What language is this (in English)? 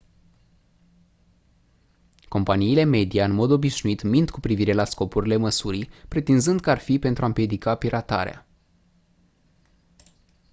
Romanian